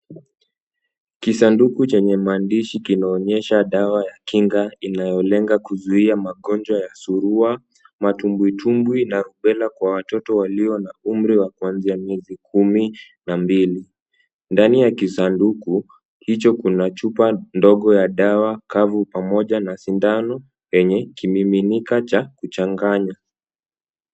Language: Swahili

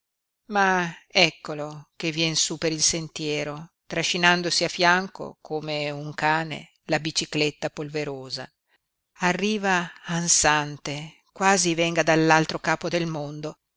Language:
Italian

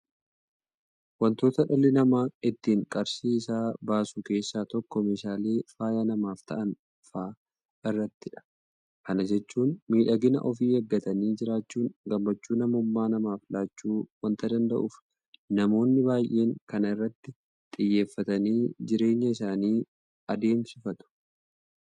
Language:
Oromo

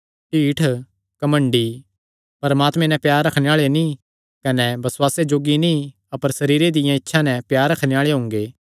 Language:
Kangri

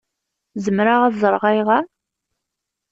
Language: Kabyle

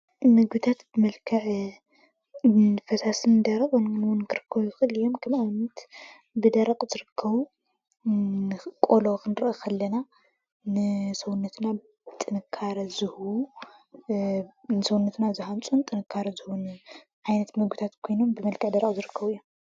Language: Tigrinya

